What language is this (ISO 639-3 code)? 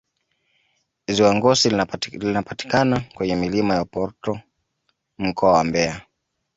swa